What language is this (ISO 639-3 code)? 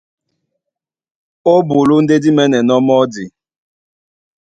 dua